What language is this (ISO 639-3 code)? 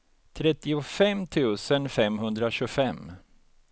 swe